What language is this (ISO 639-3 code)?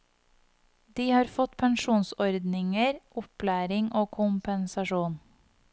nor